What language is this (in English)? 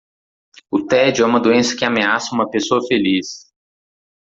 Portuguese